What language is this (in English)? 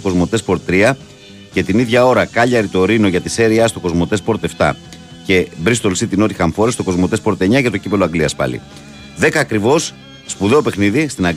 Greek